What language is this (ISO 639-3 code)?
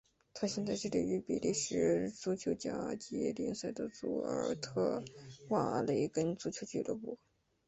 zho